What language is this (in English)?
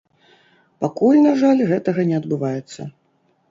Belarusian